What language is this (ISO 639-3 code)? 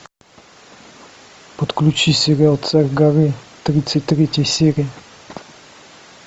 rus